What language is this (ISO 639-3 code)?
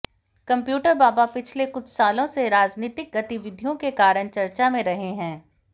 hin